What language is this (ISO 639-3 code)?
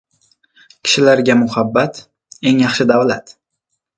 uzb